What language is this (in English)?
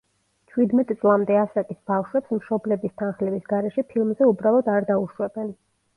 Georgian